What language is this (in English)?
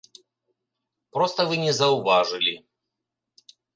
Belarusian